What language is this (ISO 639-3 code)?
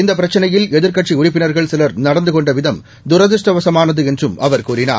tam